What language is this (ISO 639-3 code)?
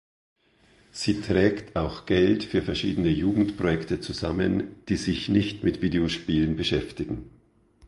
deu